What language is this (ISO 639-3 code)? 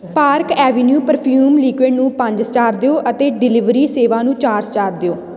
pan